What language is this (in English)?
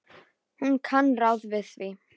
Icelandic